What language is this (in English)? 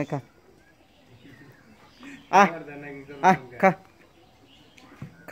Spanish